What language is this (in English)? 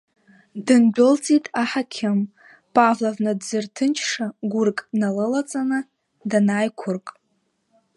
Abkhazian